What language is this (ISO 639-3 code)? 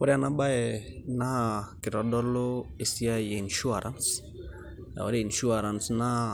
mas